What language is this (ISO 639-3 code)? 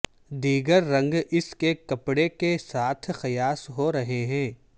urd